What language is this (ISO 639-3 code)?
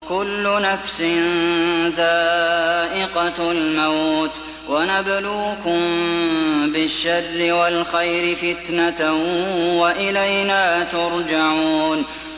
ara